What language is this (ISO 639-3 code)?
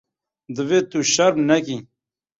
kur